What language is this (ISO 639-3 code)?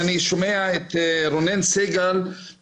heb